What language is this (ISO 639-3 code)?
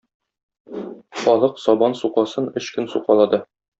tat